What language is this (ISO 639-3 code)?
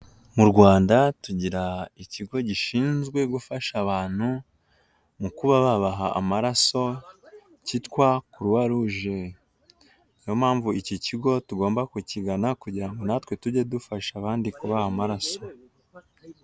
kin